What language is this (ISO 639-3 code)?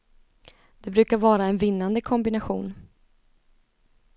swe